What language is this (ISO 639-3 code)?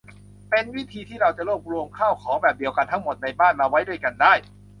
tha